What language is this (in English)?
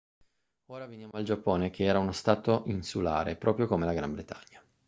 Italian